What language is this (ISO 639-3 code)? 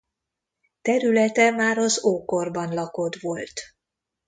hun